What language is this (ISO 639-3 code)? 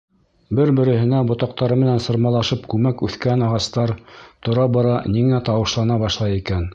bak